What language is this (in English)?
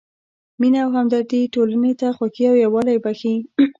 Pashto